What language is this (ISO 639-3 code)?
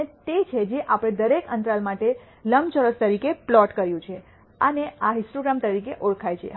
guj